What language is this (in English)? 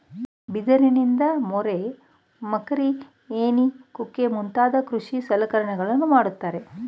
Kannada